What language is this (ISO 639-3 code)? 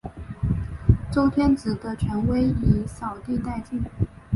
zho